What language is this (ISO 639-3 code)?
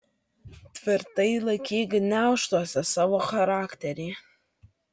lit